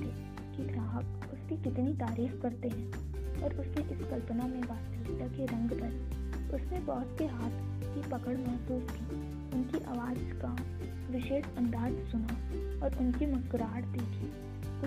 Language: Hindi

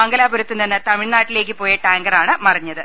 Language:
Malayalam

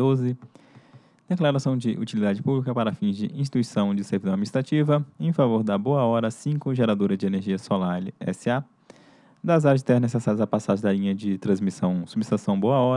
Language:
Portuguese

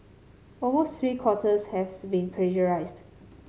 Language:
English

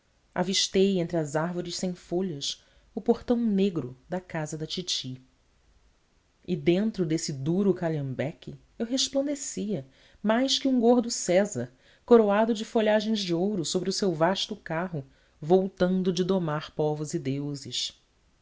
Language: Portuguese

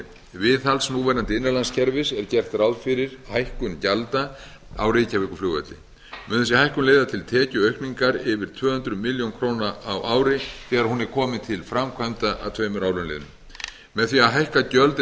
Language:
Icelandic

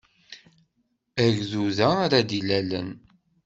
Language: Kabyle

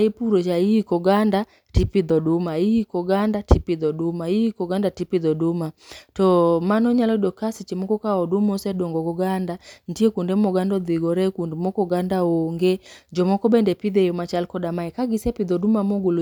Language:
Luo (Kenya and Tanzania)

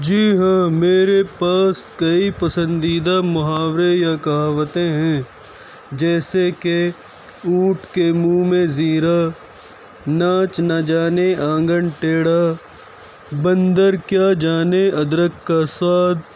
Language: Urdu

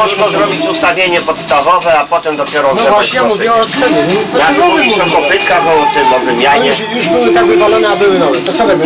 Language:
Polish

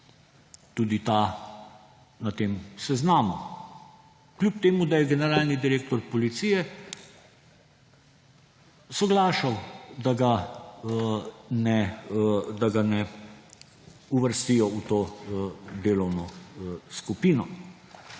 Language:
Slovenian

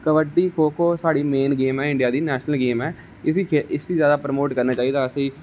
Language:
Dogri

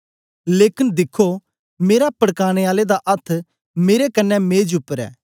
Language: Dogri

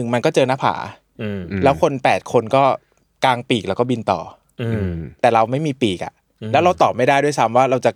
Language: Thai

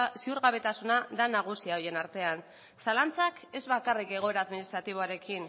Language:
Basque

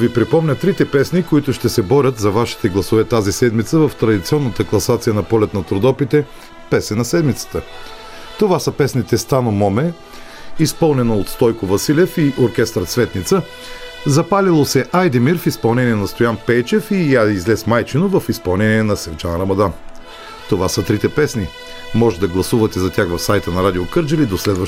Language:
Bulgarian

